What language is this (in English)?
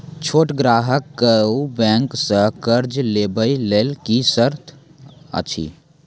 Maithili